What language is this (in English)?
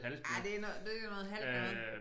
Danish